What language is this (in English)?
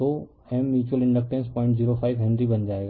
Hindi